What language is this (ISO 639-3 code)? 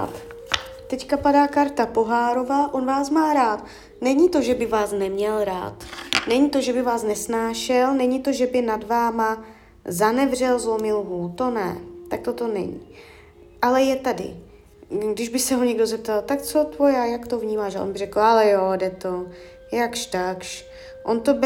ces